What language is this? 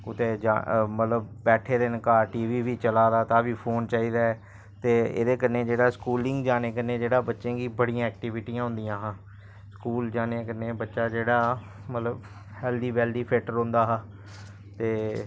Dogri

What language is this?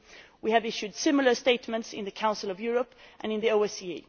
English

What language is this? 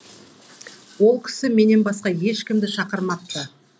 Kazakh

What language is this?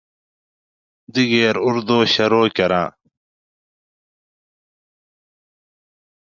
Gawri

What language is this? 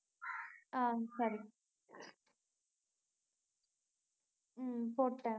Tamil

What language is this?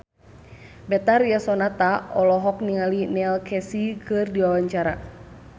Sundanese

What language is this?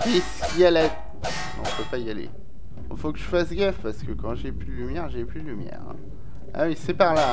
French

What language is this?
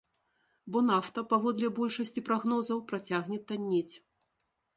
Belarusian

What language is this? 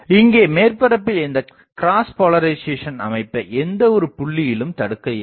Tamil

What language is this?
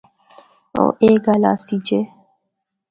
Northern Hindko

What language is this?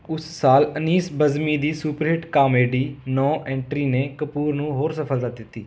Punjabi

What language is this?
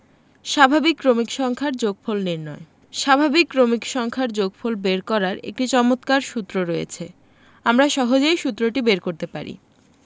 Bangla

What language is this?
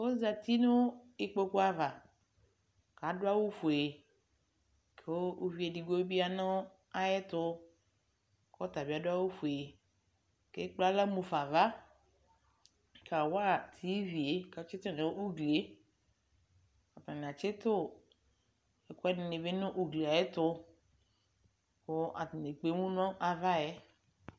Ikposo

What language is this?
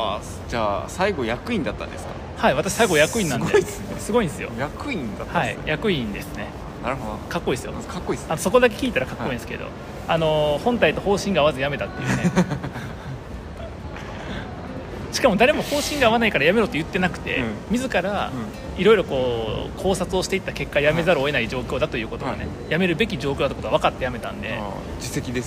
Japanese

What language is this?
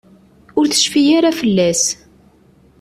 Kabyle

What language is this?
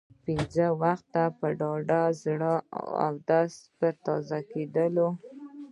Pashto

